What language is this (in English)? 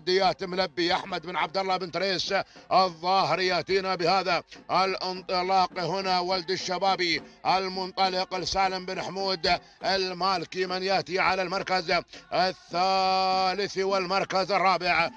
Arabic